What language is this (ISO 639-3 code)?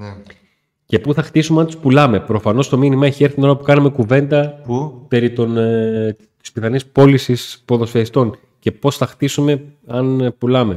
ell